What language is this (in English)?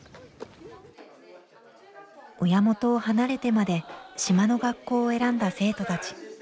Japanese